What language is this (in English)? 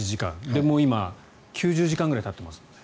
Japanese